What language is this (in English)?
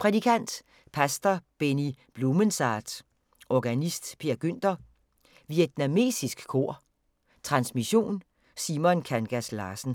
Danish